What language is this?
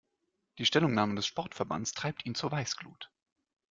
German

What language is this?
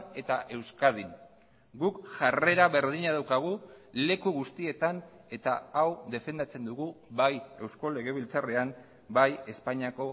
Basque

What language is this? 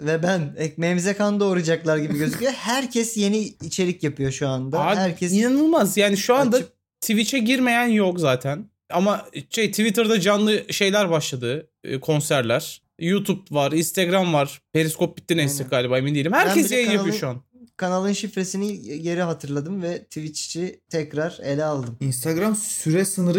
Turkish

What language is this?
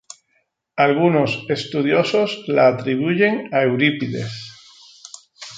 Spanish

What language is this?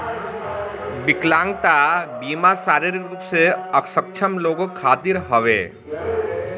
Bhojpuri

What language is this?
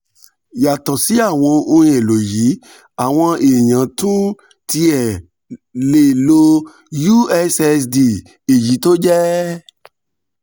Yoruba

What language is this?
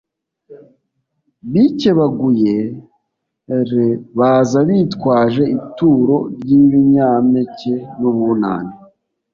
Kinyarwanda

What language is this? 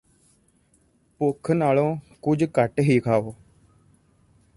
Punjabi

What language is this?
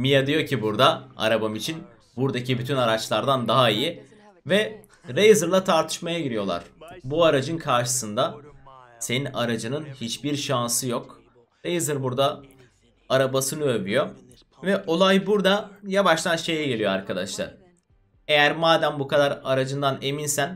Turkish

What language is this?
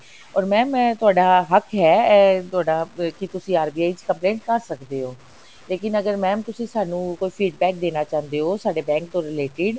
Punjabi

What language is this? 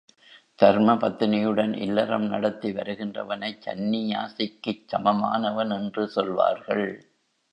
Tamil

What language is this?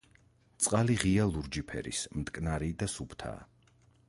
Georgian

